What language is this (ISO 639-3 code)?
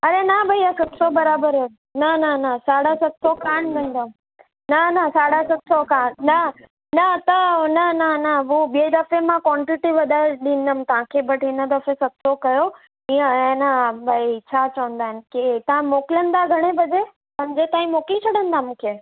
snd